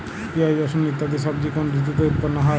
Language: Bangla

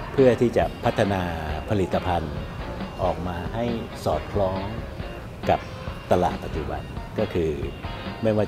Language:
Thai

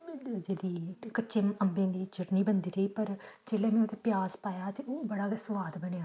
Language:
Dogri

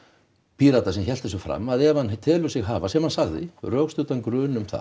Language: Icelandic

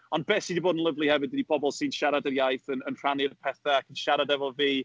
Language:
Welsh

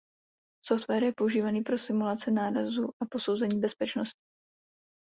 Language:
Czech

